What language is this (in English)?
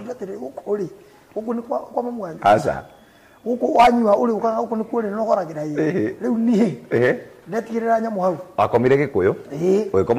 Swahili